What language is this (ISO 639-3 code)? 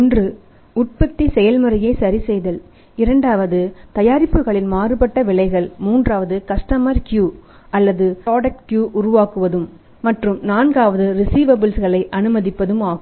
tam